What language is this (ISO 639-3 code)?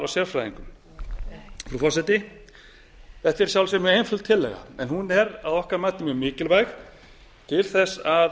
isl